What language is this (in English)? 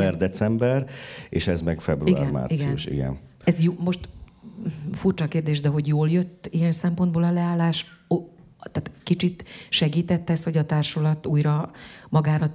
Hungarian